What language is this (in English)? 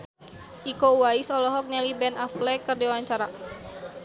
Sundanese